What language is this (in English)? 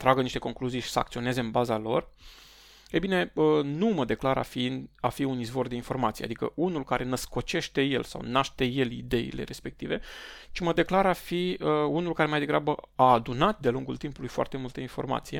Romanian